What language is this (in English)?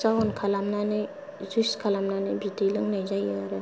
Bodo